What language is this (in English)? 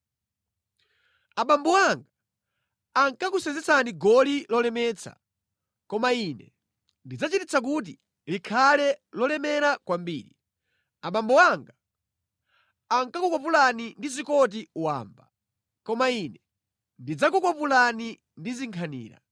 Nyanja